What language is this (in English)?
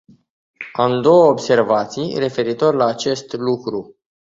Romanian